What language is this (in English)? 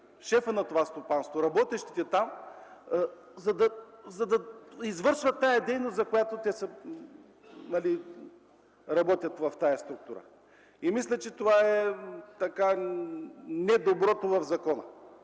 Bulgarian